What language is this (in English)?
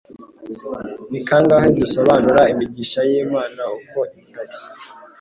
Kinyarwanda